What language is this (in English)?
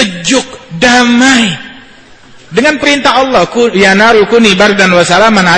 Indonesian